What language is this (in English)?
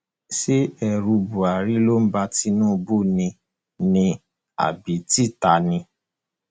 Yoruba